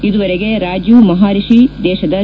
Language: Kannada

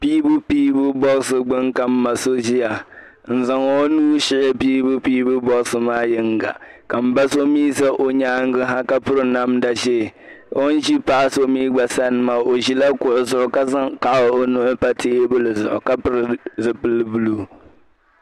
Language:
Dagbani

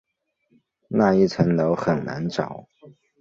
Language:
Chinese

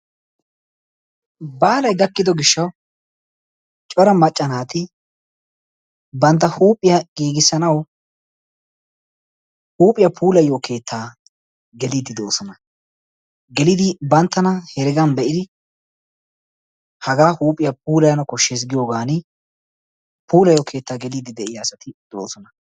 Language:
Wolaytta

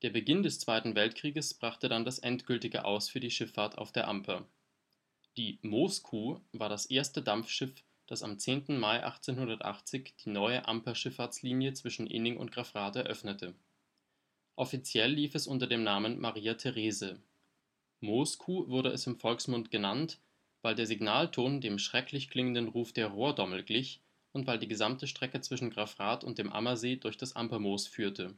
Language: German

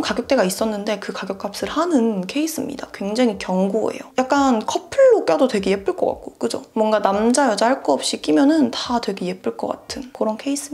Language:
Korean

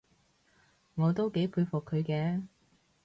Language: Cantonese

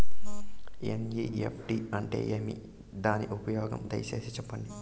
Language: Telugu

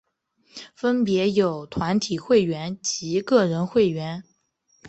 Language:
Chinese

